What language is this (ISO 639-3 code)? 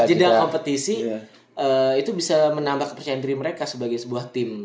ind